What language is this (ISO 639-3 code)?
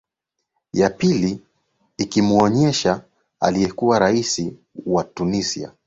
swa